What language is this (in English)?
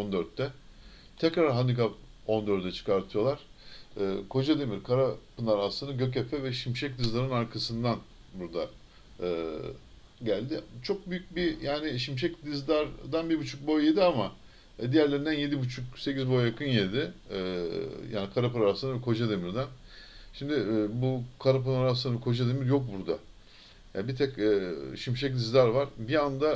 Turkish